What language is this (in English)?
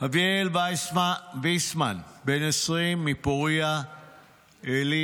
Hebrew